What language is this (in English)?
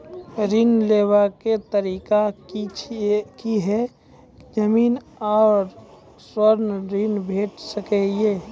Maithili